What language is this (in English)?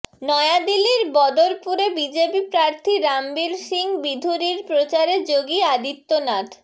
Bangla